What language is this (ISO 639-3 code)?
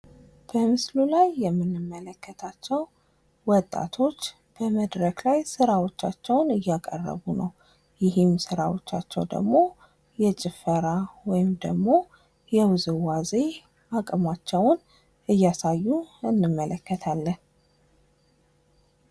amh